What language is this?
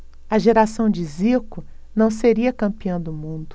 Portuguese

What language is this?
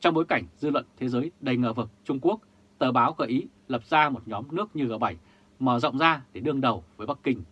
Vietnamese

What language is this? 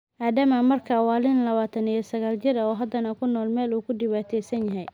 Somali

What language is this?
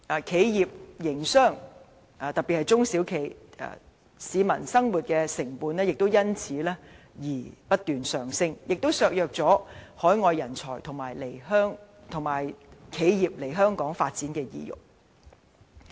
Cantonese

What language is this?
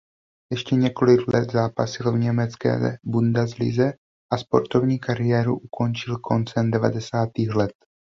Czech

